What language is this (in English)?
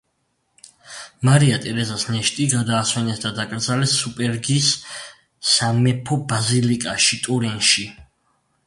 Georgian